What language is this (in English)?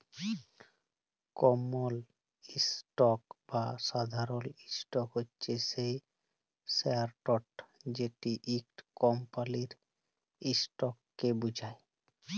Bangla